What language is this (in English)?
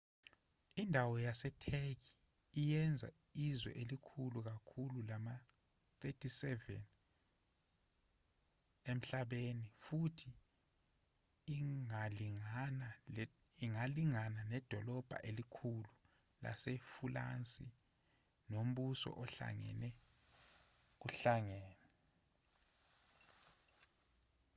Zulu